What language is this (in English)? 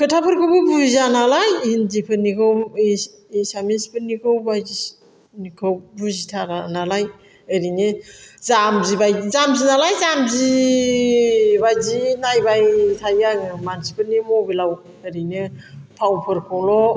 Bodo